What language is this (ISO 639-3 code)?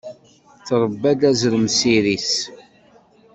kab